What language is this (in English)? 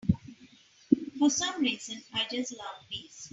English